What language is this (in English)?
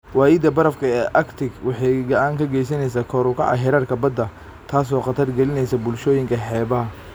Somali